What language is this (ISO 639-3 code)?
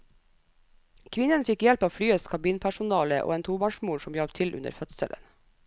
nor